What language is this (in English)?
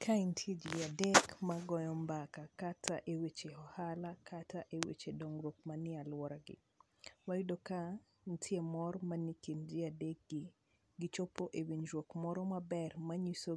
Luo (Kenya and Tanzania)